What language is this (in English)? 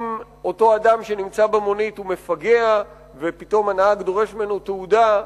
Hebrew